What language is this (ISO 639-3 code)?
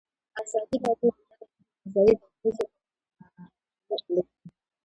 pus